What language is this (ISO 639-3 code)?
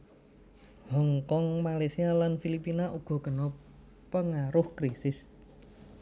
jav